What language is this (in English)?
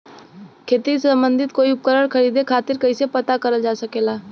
Bhojpuri